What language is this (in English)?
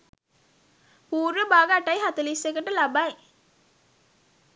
Sinhala